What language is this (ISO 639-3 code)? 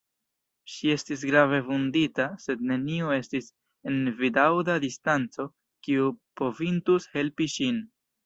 epo